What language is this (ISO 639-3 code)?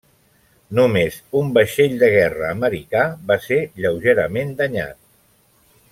cat